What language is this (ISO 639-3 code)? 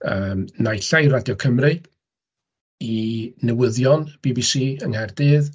cym